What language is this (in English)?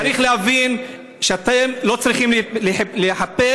Hebrew